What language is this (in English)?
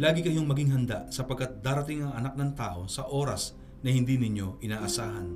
Filipino